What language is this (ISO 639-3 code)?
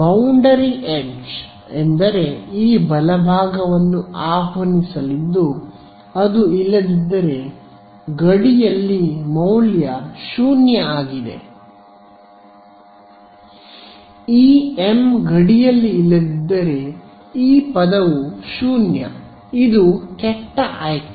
kan